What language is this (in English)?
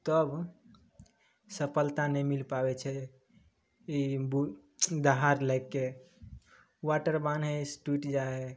Maithili